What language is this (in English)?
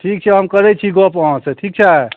Maithili